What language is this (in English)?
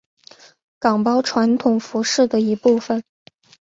Chinese